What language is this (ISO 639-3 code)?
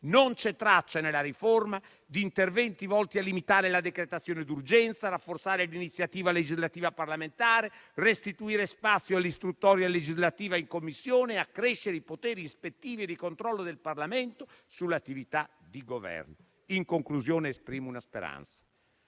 ita